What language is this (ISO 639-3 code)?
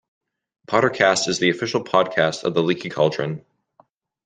eng